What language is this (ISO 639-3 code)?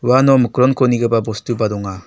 grt